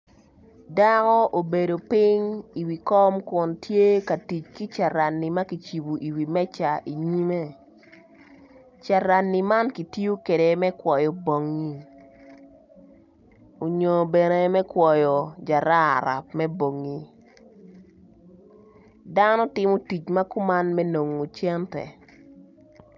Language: Acoli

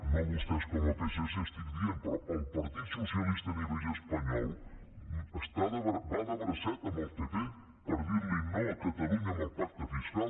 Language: Catalan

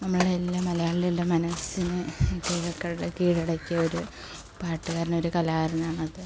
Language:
Malayalam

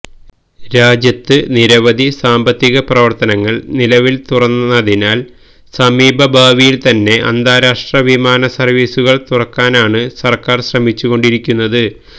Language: Malayalam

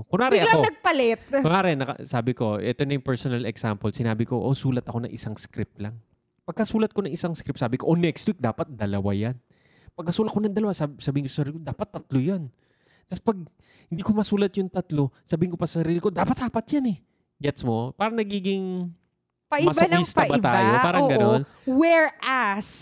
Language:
Filipino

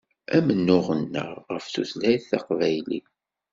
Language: Kabyle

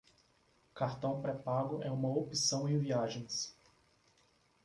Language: Portuguese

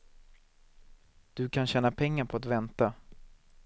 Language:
Swedish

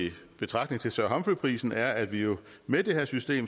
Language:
Danish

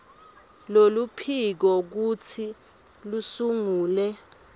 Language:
Swati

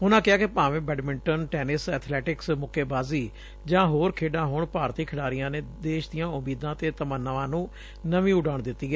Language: Punjabi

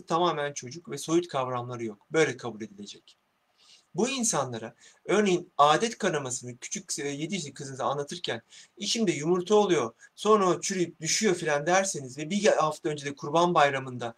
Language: Turkish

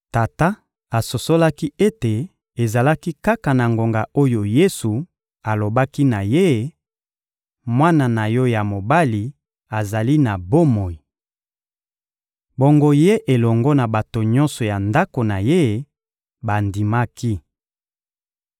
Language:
Lingala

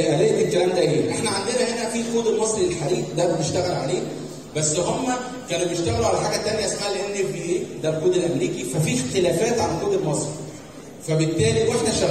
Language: Arabic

